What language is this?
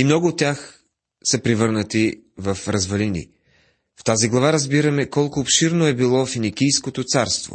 Bulgarian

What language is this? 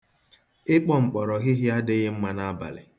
Igbo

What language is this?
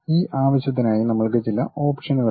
Malayalam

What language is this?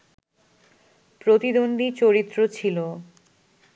Bangla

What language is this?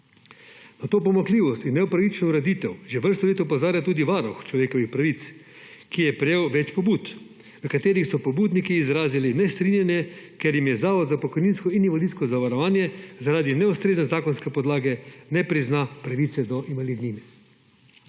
Slovenian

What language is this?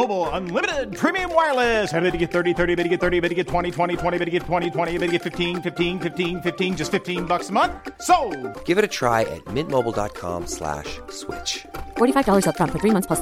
Swedish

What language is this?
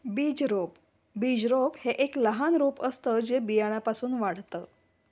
Marathi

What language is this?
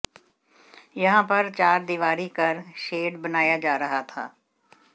Hindi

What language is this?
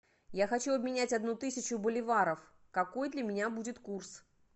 Russian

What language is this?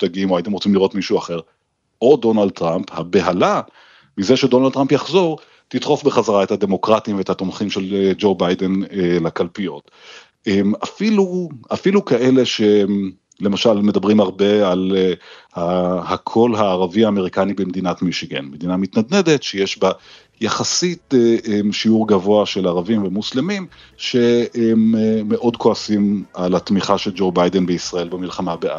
Hebrew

